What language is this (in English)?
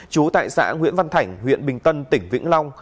Vietnamese